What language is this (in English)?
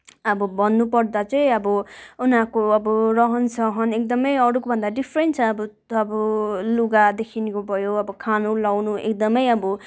Nepali